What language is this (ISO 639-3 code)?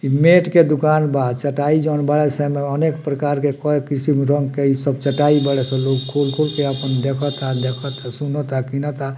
bho